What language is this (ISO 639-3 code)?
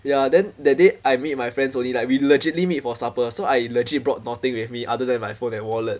eng